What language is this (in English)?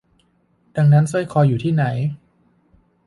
Thai